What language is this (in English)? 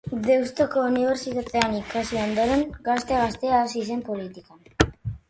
Basque